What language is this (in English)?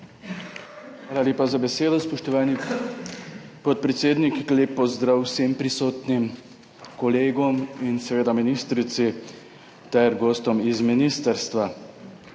Slovenian